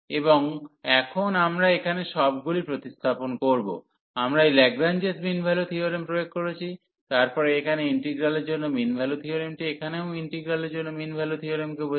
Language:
Bangla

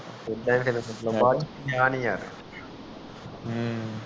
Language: Punjabi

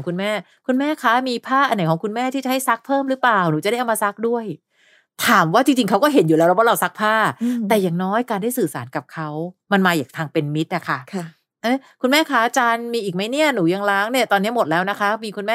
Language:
Thai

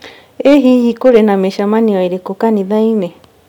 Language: Kikuyu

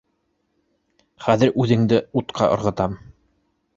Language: Bashkir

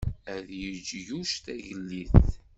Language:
Kabyle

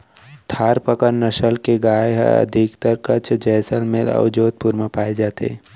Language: Chhattisgarhi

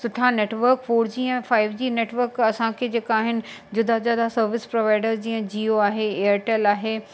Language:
Sindhi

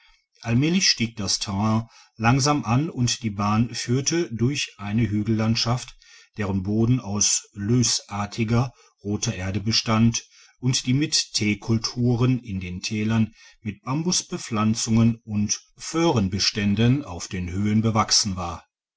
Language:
German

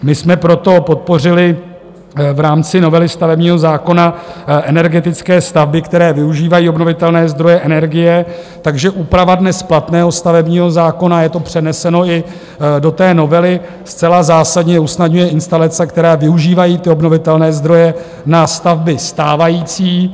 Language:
Czech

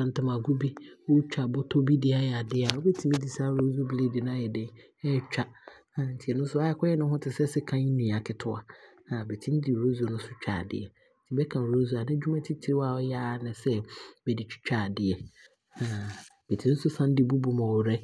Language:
Abron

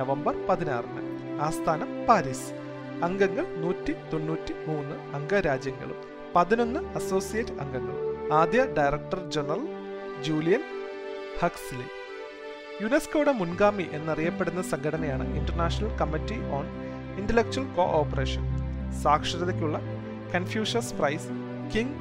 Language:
Malayalam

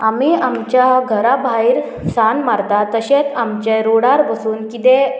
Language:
Konkani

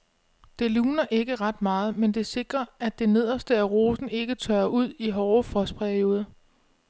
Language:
Danish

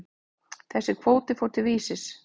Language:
Icelandic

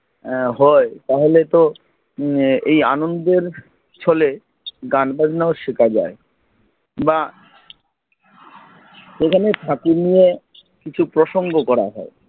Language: Bangla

